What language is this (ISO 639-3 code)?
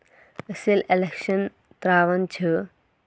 kas